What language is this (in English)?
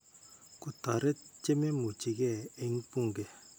Kalenjin